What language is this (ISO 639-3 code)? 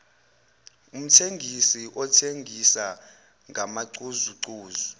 zul